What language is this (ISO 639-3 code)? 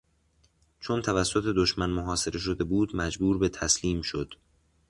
fas